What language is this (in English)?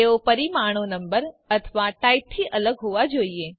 Gujarati